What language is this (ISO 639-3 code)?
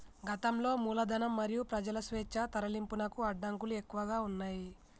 tel